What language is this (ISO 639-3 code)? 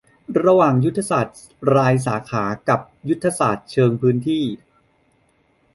tha